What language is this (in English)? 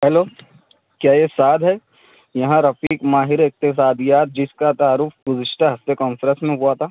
Urdu